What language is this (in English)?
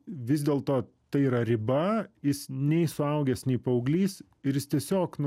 Lithuanian